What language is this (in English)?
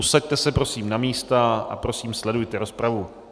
Czech